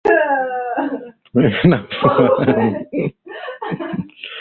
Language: Swahili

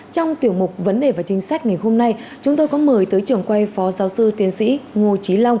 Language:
Vietnamese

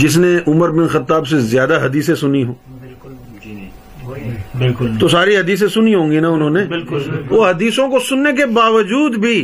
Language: Urdu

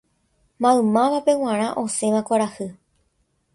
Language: Guarani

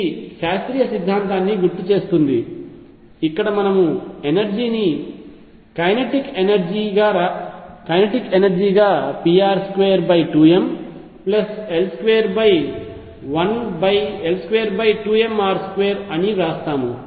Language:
Telugu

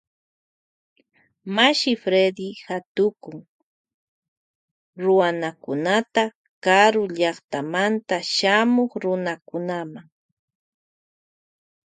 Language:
Loja Highland Quichua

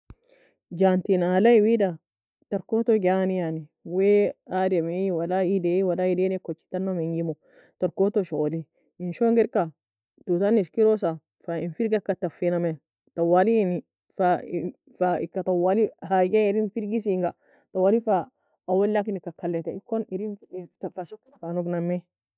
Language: Nobiin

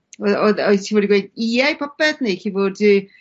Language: Welsh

